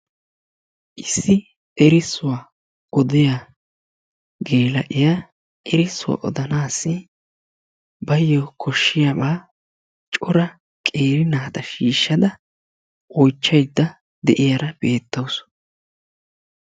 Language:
Wolaytta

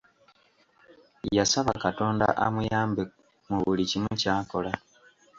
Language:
Ganda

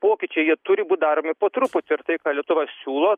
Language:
Lithuanian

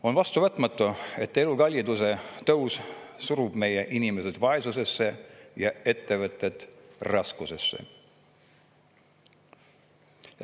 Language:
Estonian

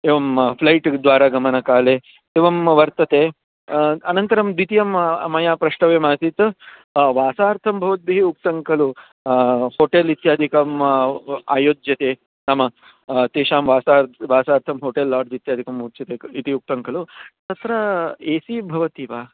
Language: Sanskrit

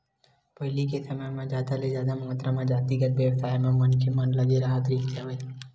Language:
Chhattisgarhi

